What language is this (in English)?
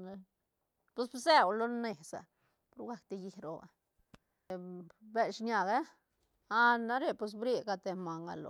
Santa Catarina Albarradas Zapotec